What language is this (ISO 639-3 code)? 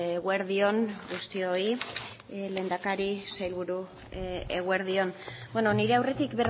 eus